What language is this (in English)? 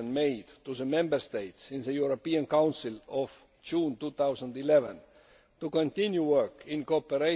English